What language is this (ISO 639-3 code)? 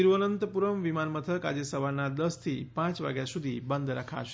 guj